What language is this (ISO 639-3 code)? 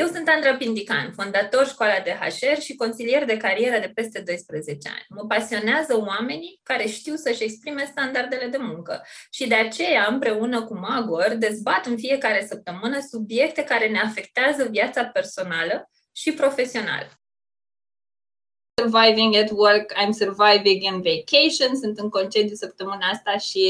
ron